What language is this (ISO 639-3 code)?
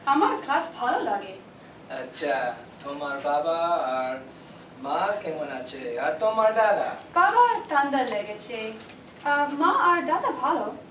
ben